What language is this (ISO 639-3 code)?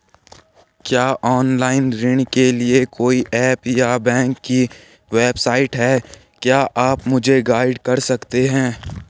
hin